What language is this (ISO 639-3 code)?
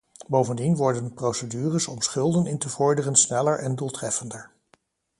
nld